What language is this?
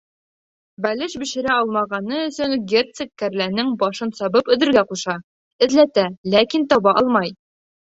Bashkir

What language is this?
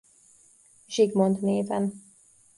Hungarian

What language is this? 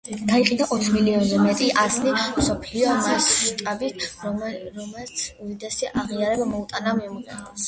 Georgian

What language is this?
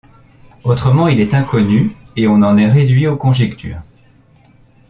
French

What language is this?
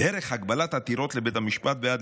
Hebrew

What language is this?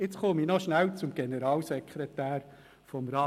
Swiss German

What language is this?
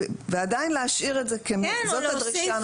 Hebrew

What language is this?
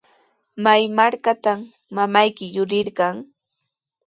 Sihuas Ancash Quechua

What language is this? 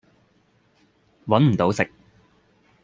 Cantonese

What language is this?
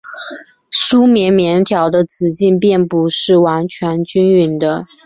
Chinese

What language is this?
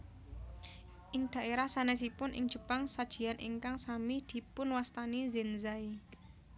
Javanese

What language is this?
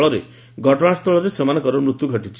Odia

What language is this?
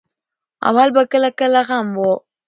Pashto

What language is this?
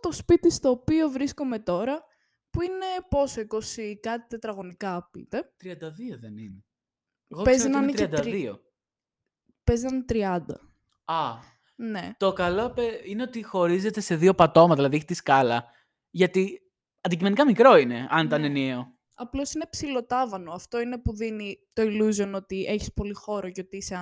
Greek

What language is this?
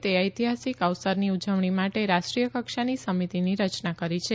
Gujarati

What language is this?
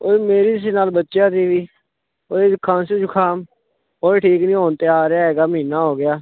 Punjabi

